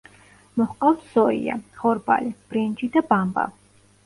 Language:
Georgian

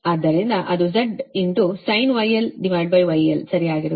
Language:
Kannada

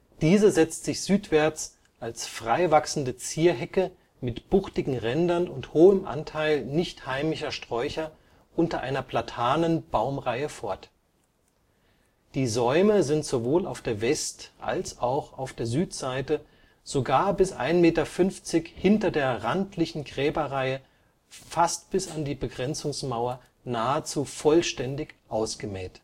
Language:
German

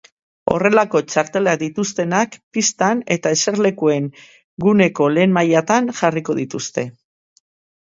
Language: Basque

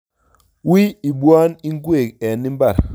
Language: Kalenjin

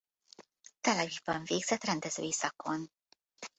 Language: Hungarian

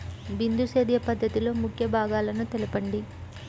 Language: Telugu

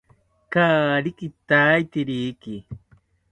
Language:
South Ucayali Ashéninka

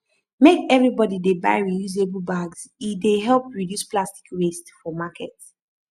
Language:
Nigerian Pidgin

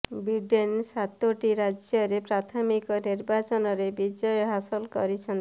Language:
Odia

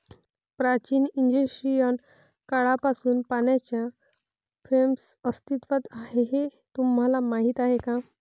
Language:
Marathi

